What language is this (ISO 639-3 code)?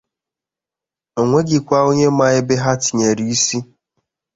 ibo